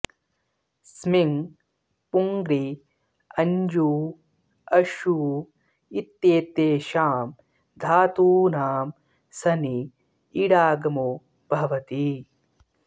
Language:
Sanskrit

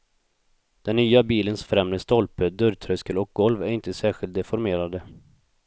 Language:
Swedish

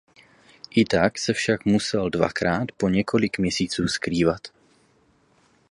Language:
Czech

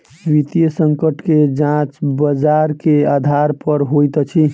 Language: Maithili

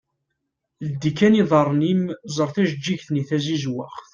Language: Kabyle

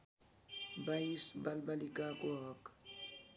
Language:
Nepali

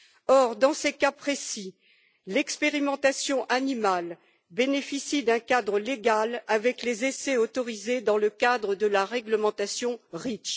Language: French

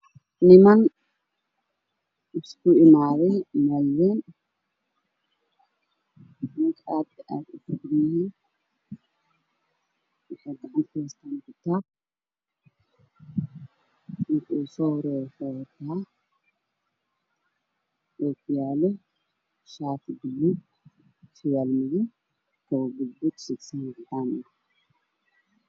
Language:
Somali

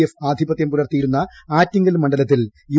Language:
Malayalam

